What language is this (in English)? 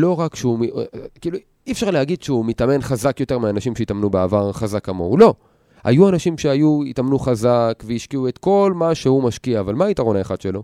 Hebrew